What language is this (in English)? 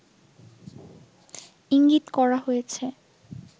Bangla